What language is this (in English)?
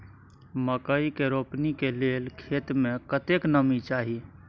Maithili